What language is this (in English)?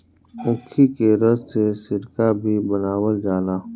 Bhojpuri